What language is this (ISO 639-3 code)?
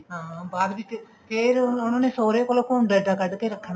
pan